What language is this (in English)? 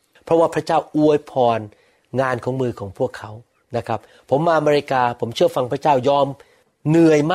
Thai